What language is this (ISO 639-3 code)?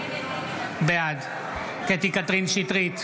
heb